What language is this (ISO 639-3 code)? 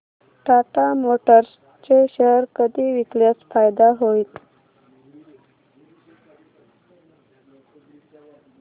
mar